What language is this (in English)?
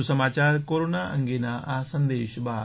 Gujarati